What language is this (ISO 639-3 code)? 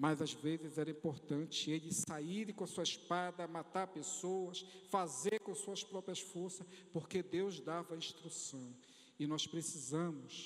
por